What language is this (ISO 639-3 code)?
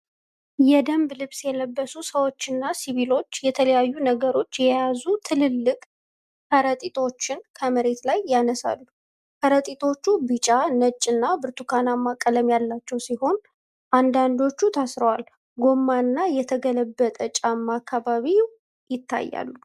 amh